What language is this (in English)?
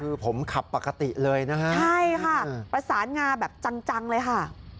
Thai